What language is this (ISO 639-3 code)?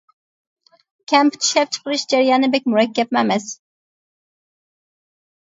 uig